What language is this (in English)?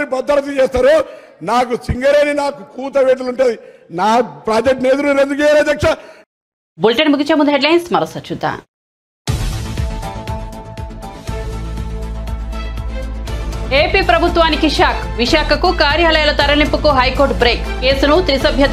Telugu